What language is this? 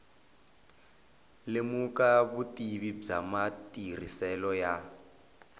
Tsonga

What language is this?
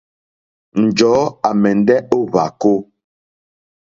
Mokpwe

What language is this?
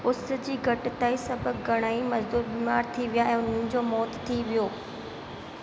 Sindhi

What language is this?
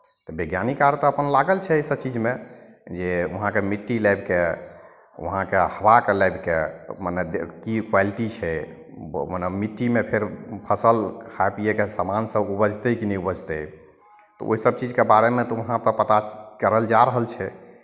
Maithili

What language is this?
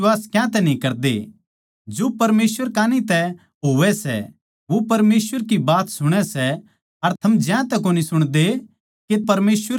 Haryanvi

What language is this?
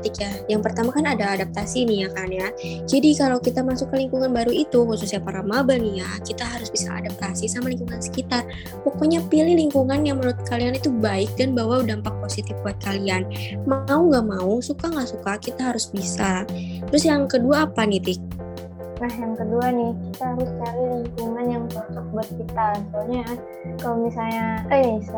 Indonesian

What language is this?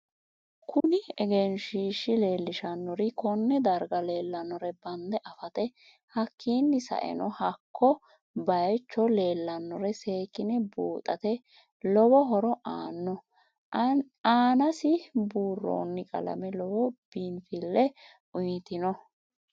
Sidamo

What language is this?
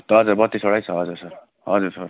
Nepali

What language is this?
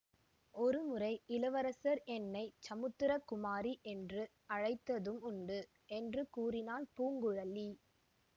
Tamil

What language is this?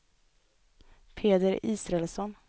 Swedish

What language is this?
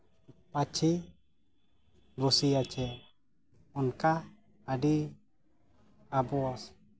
Santali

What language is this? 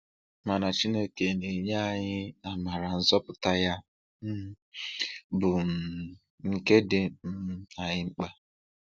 Igbo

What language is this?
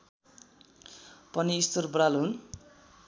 Nepali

